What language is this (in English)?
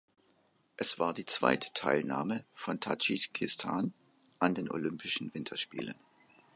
German